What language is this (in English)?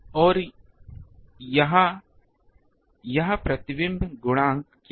Hindi